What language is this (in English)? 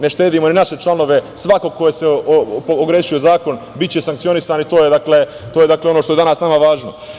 Serbian